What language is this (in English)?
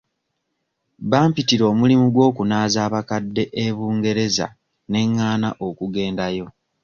Ganda